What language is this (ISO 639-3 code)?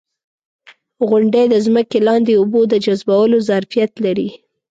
pus